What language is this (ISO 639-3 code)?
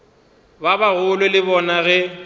nso